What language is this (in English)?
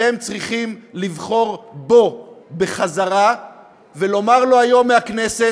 Hebrew